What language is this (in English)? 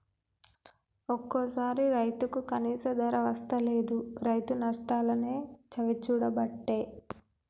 Telugu